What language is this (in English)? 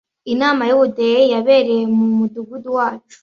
Kinyarwanda